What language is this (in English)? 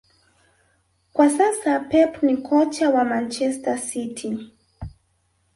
Swahili